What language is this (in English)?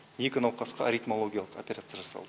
Kazakh